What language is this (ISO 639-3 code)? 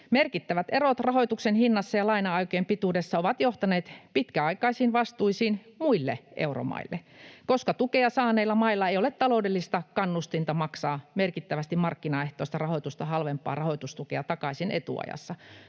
fin